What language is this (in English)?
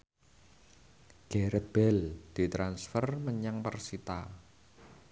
Javanese